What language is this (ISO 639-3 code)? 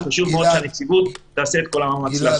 heb